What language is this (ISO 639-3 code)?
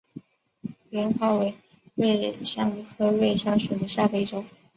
zho